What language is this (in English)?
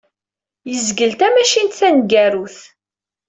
Kabyle